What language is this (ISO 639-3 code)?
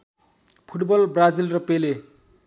nep